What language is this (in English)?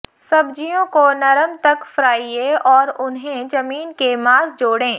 Hindi